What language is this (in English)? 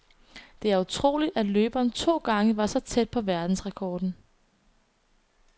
Danish